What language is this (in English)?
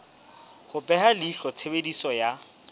Southern Sotho